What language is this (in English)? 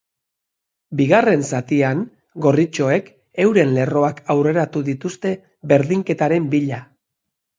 Basque